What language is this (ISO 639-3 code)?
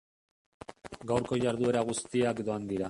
eus